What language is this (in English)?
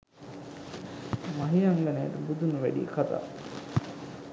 Sinhala